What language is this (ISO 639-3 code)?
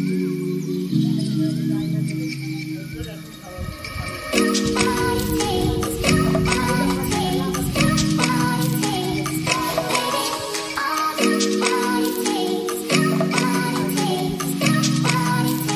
ara